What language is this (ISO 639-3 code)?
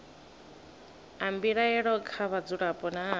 ven